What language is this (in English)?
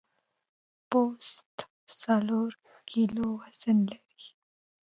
Pashto